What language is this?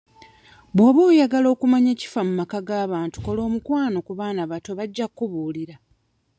Ganda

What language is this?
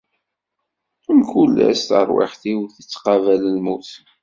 Kabyle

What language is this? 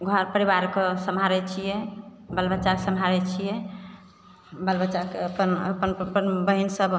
Maithili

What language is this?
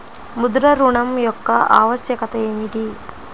Telugu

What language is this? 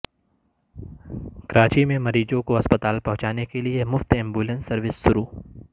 Urdu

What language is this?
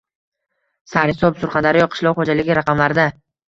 Uzbek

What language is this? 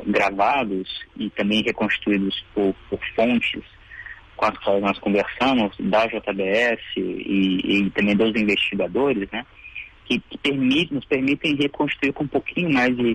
Portuguese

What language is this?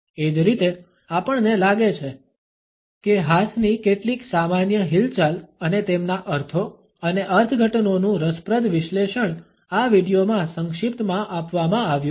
Gujarati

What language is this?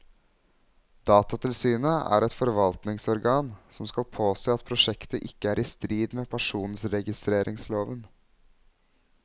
Norwegian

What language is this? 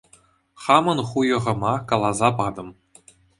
Chuvash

